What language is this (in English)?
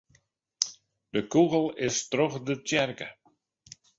Western Frisian